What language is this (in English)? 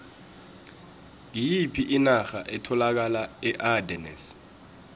South Ndebele